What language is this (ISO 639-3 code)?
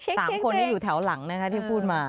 tha